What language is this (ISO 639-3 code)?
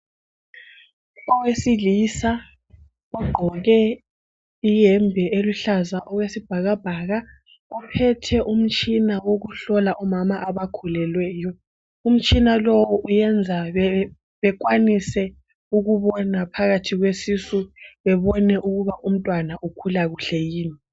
nde